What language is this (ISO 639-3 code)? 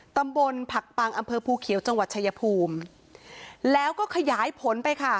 tha